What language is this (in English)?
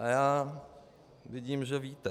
Czech